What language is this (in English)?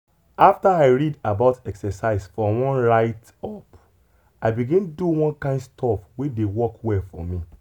Nigerian Pidgin